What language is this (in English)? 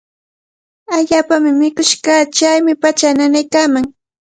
Cajatambo North Lima Quechua